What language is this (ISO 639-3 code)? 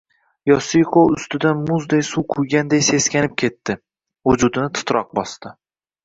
uzb